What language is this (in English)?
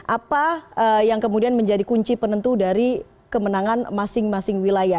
Indonesian